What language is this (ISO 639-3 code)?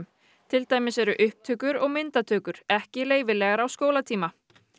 isl